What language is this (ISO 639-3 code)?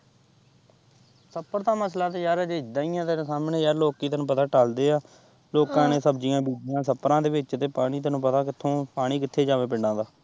pan